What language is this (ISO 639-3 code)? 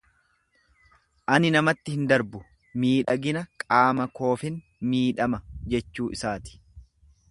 orm